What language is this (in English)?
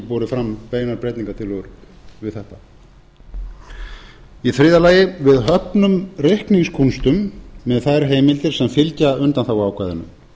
Icelandic